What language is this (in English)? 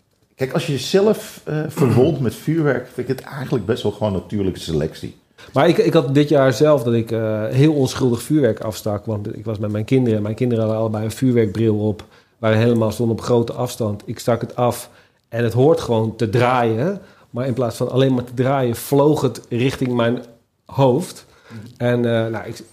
Dutch